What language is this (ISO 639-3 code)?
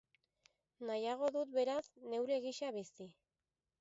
eus